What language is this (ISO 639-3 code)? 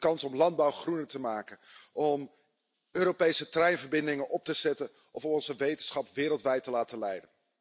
nld